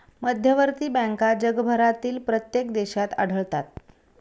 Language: Marathi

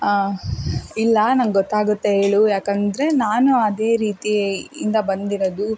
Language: Kannada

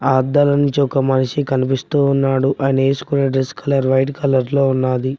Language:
Telugu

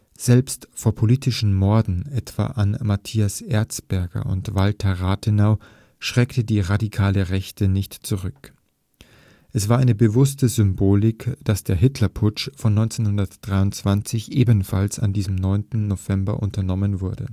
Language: German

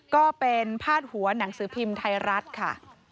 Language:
Thai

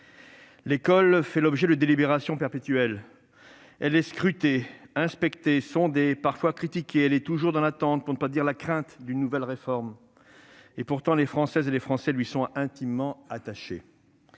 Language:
French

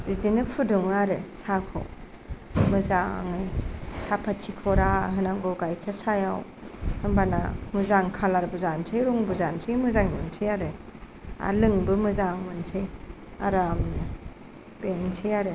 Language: Bodo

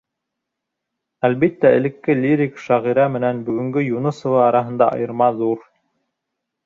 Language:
Bashkir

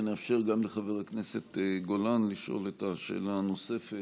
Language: Hebrew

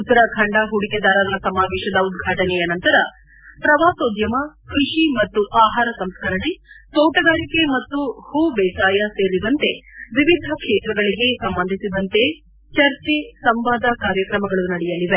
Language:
Kannada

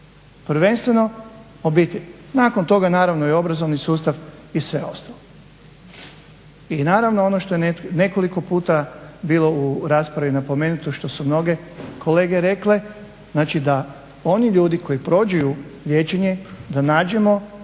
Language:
Croatian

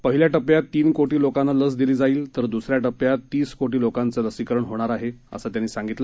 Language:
Marathi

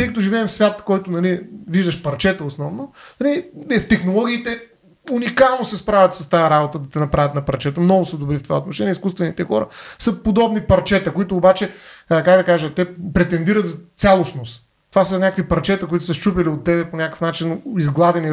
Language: Bulgarian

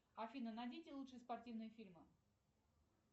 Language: Russian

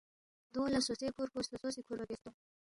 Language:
Balti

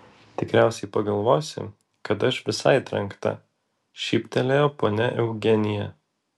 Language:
Lithuanian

